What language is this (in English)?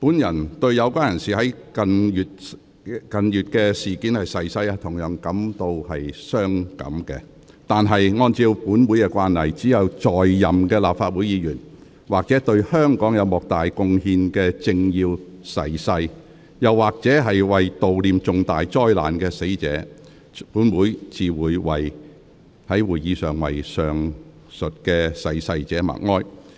Cantonese